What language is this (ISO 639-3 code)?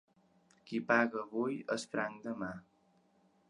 cat